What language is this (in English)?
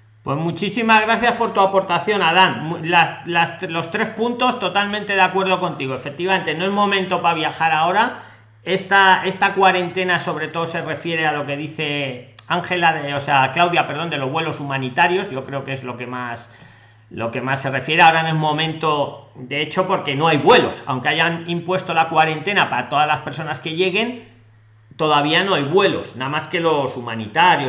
Spanish